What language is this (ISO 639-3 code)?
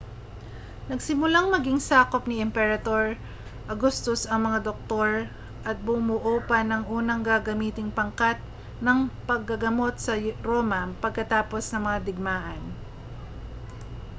fil